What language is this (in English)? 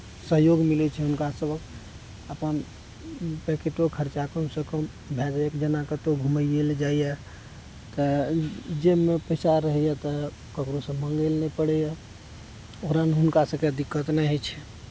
Maithili